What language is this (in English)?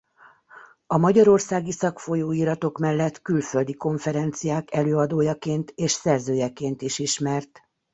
Hungarian